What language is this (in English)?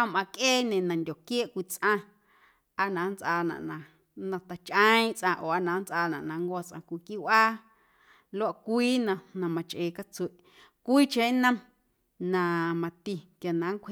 Guerrero Amuzgo